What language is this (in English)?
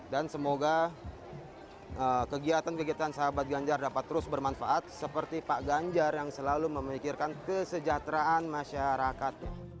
Indonesian